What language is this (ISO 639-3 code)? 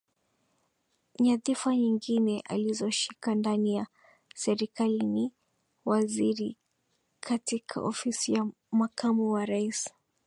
swa